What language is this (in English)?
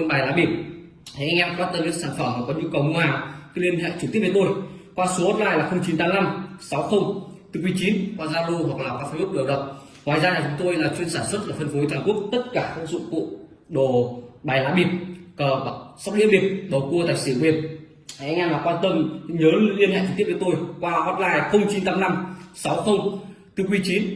Vietnamese